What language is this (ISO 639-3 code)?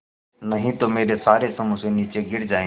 hin